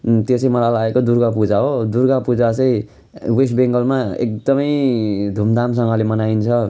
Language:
Nepali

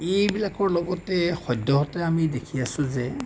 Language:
Assamese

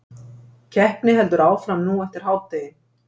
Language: Icelandic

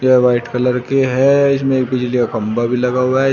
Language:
Hindi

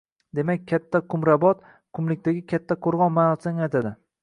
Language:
Uzbek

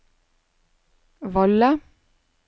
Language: Norwegian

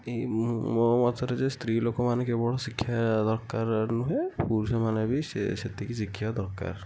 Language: Odia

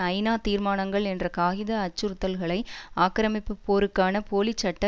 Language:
Tamil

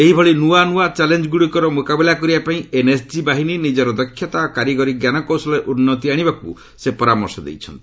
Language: Odia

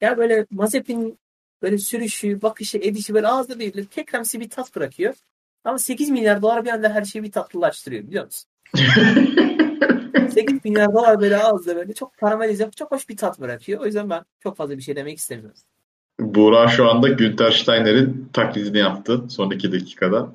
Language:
Turkish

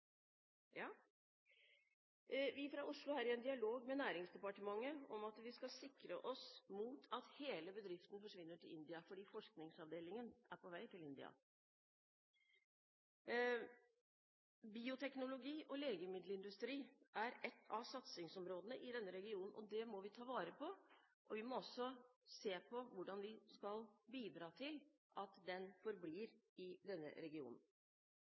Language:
Norwegian Bokmål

